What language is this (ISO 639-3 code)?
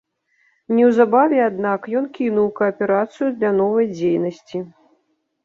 bel